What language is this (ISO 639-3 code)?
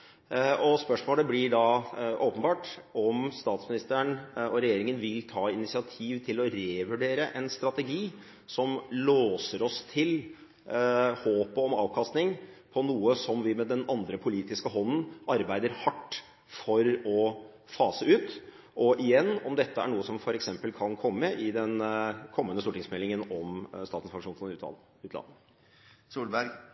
nob